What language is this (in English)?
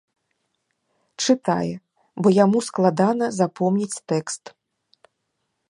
Belarusian